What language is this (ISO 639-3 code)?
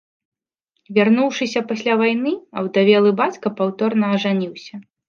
bel